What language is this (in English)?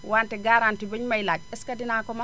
Wolof